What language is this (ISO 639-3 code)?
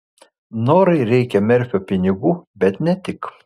lit